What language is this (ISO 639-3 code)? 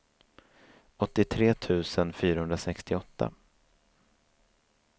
swe